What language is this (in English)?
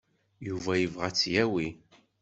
Kabyle